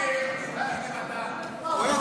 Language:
Hebrew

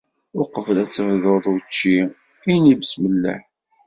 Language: Kabyle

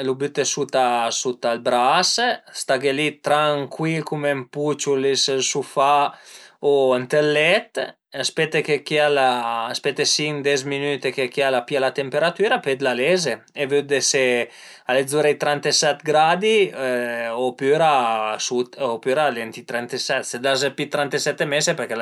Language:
Piedmontese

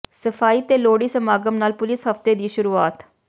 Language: Punjabi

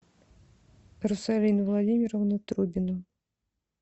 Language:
Russian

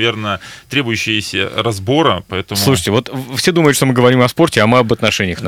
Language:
Russian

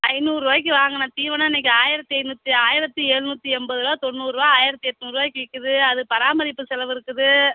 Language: Tamil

